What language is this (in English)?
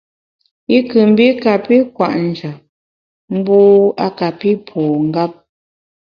Bamun